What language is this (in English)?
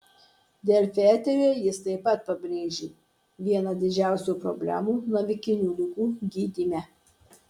Lithuanian